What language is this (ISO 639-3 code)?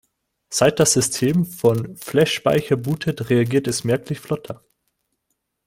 deu